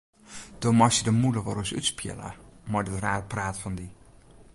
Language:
Western Frisian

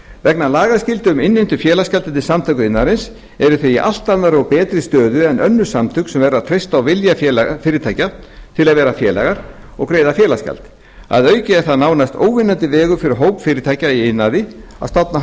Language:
Icelandic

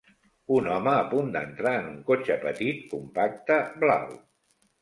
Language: Catalan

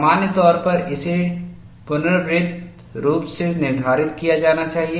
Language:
Hindi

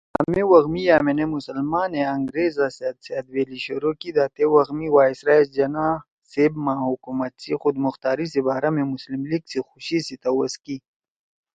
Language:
Torwali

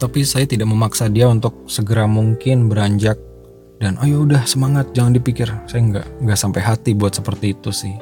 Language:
Indonesian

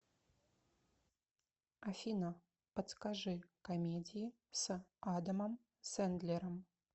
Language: Russian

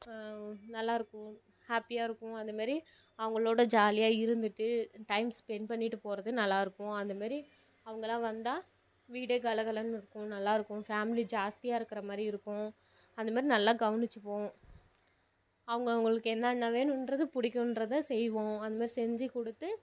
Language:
Tamil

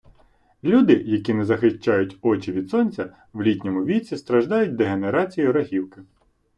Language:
Ukrainian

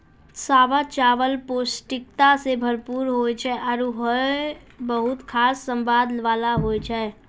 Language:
Maithili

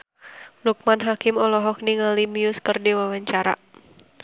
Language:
Sundanese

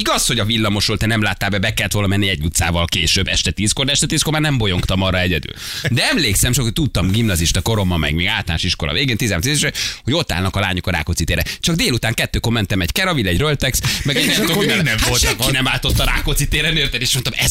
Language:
Hungarian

